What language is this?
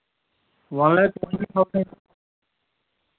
Kashmiri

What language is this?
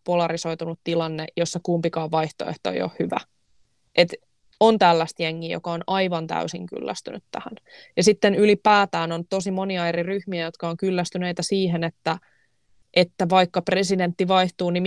Finnish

